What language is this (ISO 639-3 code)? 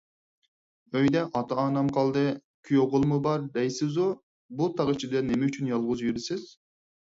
uig